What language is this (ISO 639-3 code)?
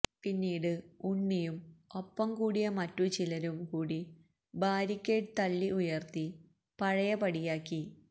mal